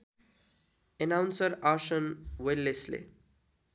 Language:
Nepali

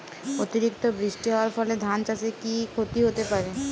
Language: Bangla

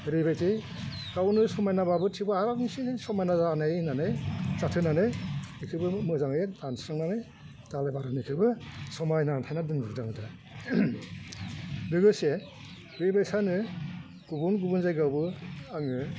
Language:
Bodo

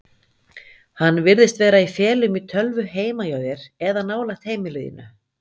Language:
Icelandic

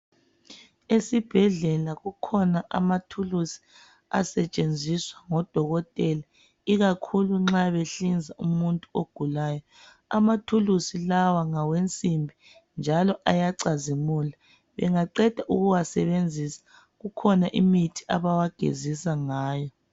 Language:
North Ndebele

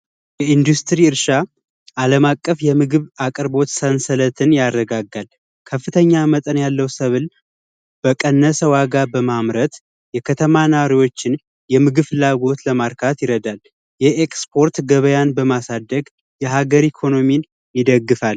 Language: Amharic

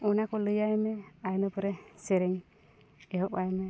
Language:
Santali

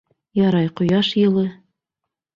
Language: Bashkir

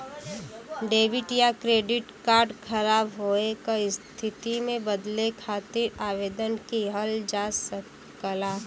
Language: Bhojpuri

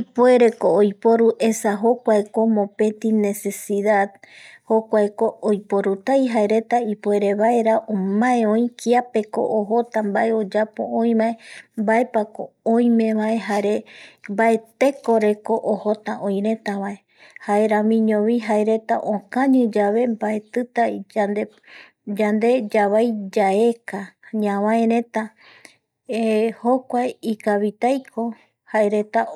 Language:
Eastern Bolivian Guaraní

